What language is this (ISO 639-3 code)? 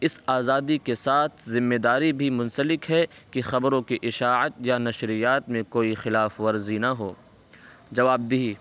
urd